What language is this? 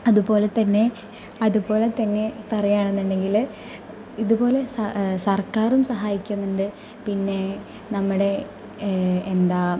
Malayalam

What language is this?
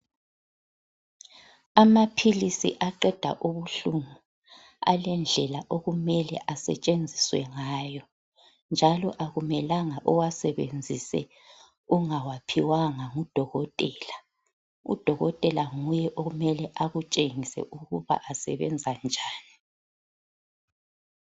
North Ndebele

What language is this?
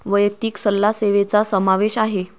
Marathi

